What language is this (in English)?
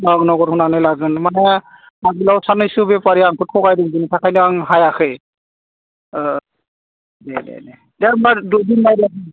Bodo